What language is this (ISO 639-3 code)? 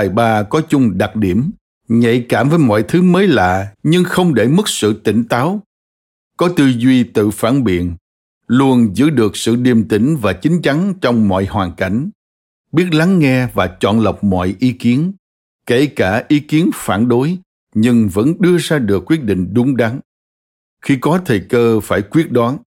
vie